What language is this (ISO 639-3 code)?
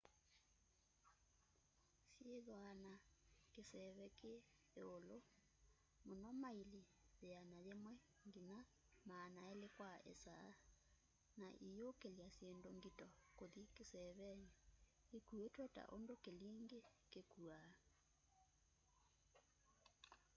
kam